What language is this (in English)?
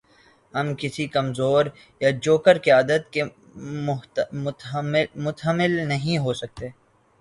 Urdu